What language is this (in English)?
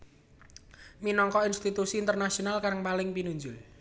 Javanese